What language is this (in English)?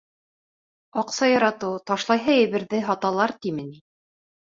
Bashkir